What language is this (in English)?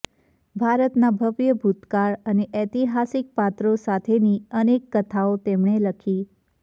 Gujarati